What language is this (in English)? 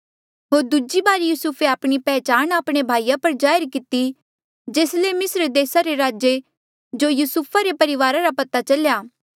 Mandeali